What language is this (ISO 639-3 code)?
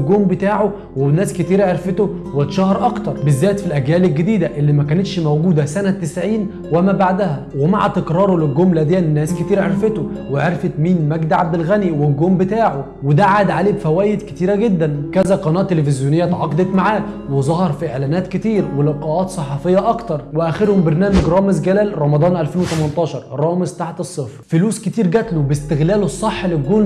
ara